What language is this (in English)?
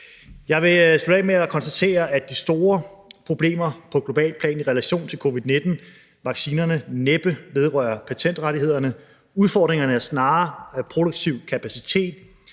Danish